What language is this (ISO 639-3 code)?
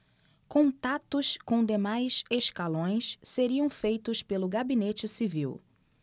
por